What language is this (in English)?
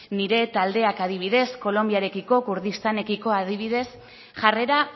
Basque